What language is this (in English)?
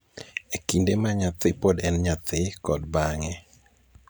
Luo (Kenya and Tanzania)